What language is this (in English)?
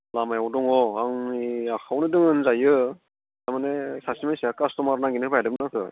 Bodo